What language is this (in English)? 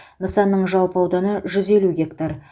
Kazakh